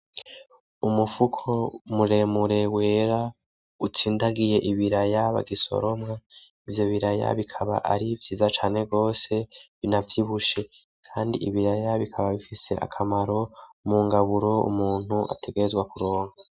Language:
Rundi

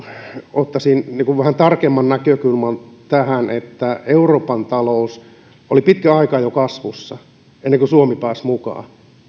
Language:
Finnish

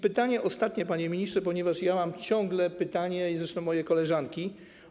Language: Polish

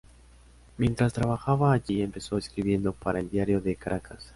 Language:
Spanish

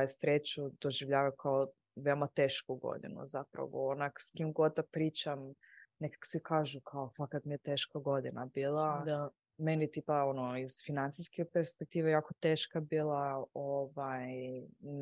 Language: Croatian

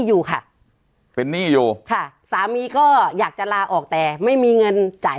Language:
Thai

